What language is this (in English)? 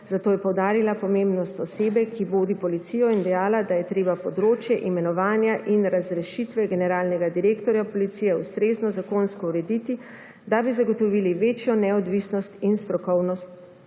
Slovenian